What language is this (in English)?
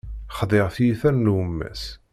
Kabyle